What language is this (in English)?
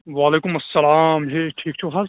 Kashmiri